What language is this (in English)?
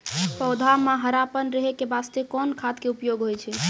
Maithili